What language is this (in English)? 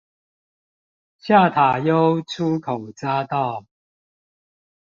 Chinese